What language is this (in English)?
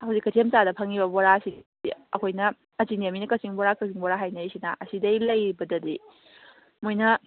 Manipuri